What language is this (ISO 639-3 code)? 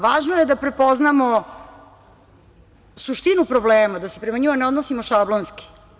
srp